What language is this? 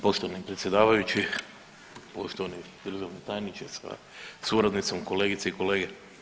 Croatian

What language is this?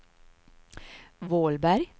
Swedish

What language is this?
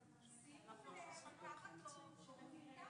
Hebrew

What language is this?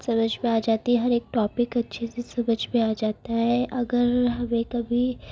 Urdu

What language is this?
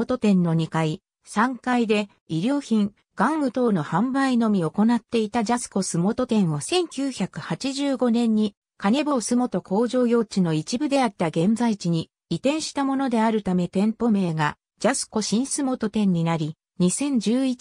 Japanese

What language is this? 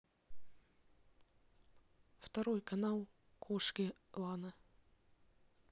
Russian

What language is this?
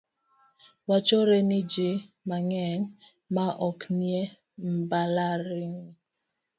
Luo (Kenya and Tanzania)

